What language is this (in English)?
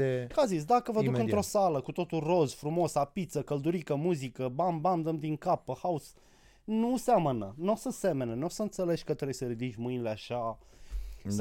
Romanian